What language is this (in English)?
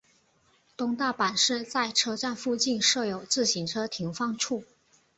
Chinese